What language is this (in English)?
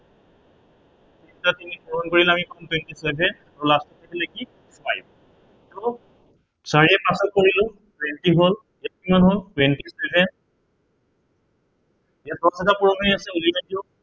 Assamese